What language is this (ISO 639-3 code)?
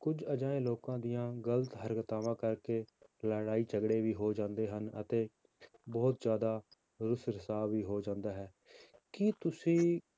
pan